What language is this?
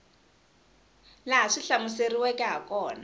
Tsonga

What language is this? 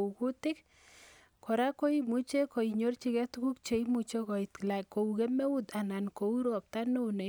Kalenjin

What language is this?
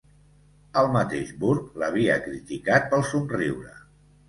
Catalan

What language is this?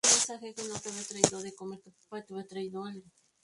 Spanish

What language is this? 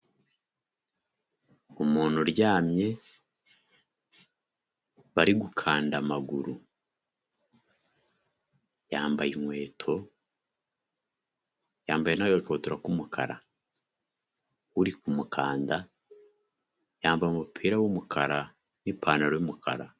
Kinyarwanda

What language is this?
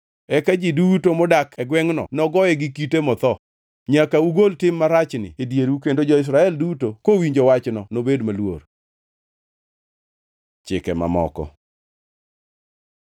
Luo (Kenya and Tanzania)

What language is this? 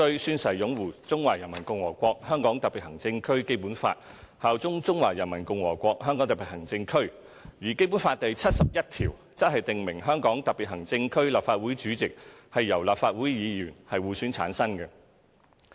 Cantonese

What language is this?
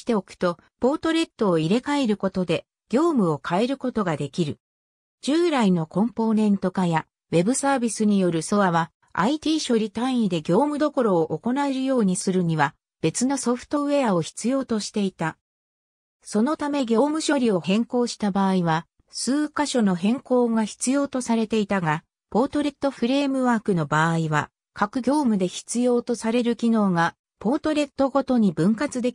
Japanese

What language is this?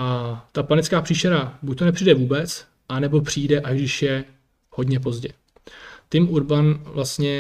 Czech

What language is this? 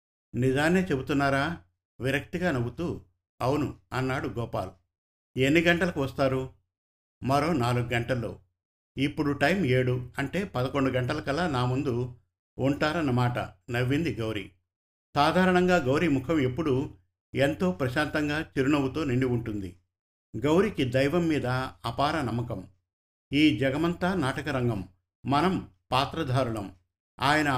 Telugu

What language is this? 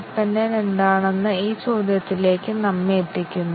Malayalam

